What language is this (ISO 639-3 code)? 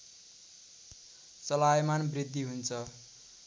nep